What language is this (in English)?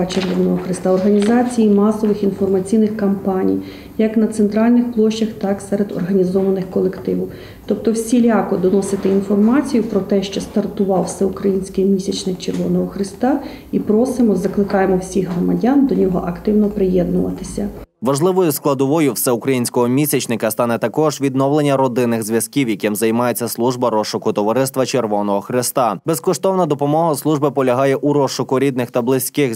Ukrainian